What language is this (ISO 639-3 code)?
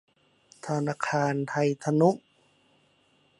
tha